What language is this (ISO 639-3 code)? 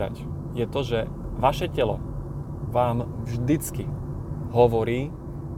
slk